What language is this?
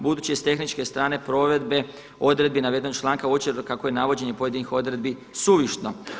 Croatian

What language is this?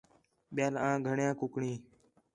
Khetrani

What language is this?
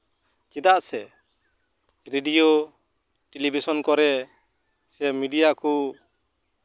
Santali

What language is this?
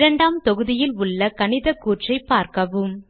Tamil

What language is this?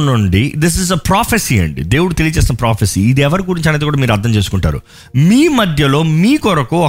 Telugu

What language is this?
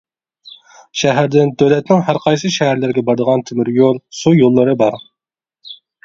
Uyghur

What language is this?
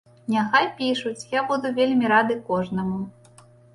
Belarusian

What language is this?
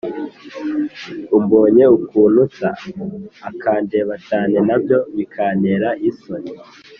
Kinyarwanda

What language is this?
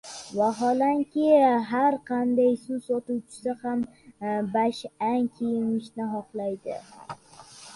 Uzbek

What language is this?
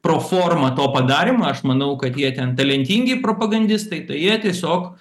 Lithuanian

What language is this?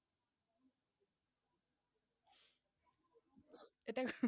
Bangla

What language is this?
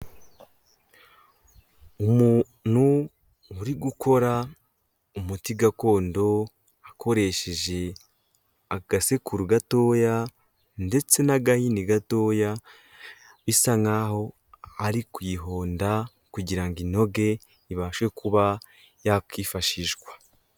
Kinyarwanda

